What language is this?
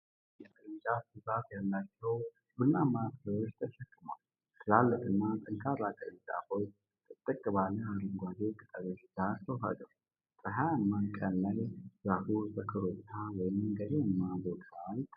Amharic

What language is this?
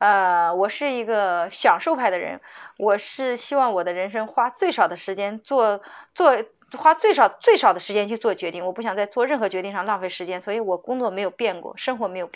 Chinese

